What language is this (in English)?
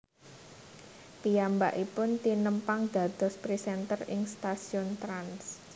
Javanese